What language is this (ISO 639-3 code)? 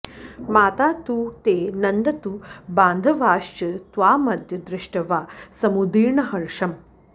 san